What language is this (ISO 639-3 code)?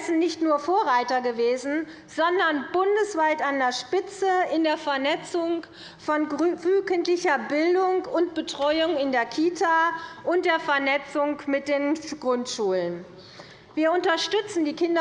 deu